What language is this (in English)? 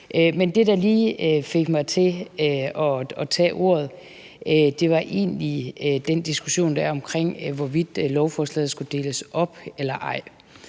Danish